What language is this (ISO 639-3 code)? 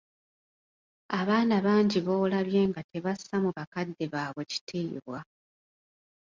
lug